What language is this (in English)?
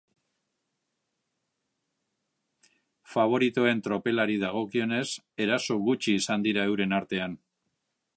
Basque